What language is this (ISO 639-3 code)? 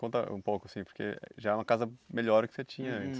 por